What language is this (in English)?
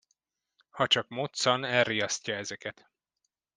Hungarian